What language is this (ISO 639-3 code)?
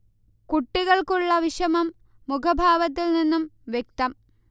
mal